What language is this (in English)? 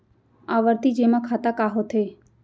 Chhattisgarhi